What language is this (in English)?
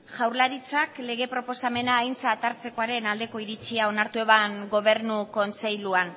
Basque